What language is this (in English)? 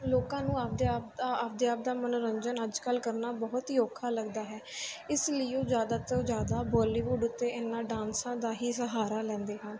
Punjabi